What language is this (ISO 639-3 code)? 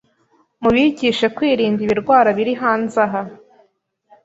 kin